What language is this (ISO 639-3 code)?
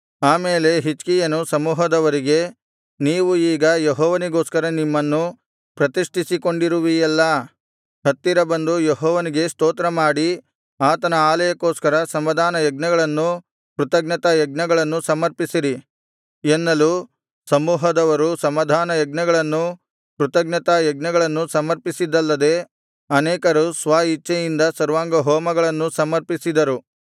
kan